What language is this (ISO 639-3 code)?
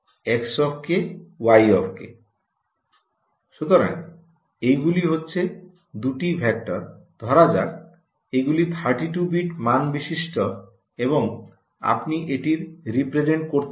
ben